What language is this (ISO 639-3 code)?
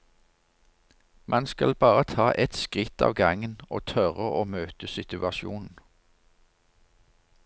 nor